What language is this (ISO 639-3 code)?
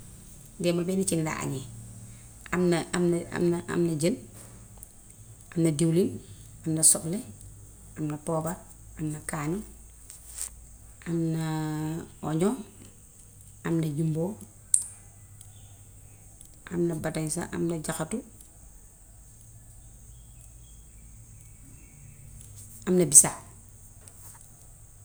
wof